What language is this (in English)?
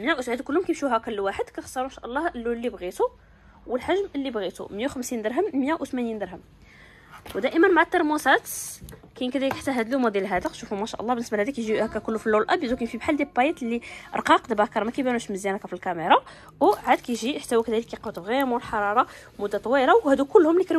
Arabic